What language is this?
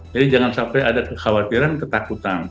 Indonesian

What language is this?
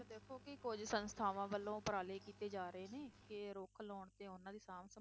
Punjabi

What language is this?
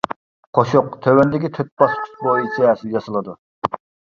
Uyghur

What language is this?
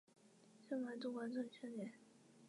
Chinese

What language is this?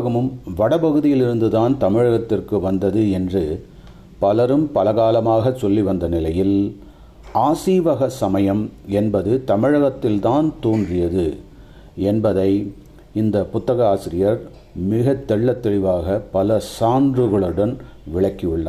Tamil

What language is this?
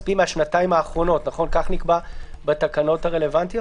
Hebrew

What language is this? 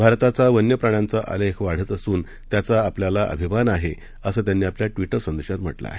Marathi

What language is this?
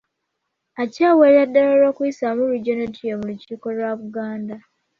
Ganda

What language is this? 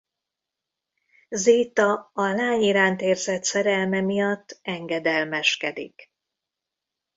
Hungarian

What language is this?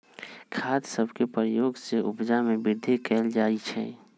Magahi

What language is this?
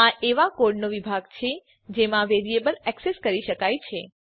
Gujarati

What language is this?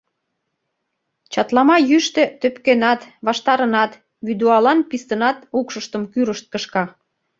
Mari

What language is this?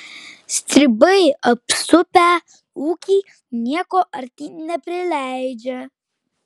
Lithuanian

